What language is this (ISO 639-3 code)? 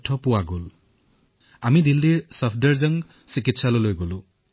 asm